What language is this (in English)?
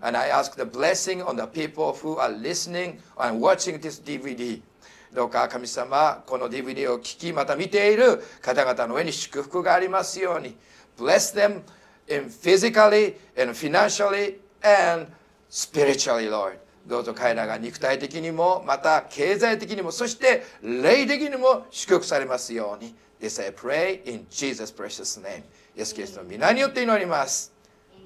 Japanese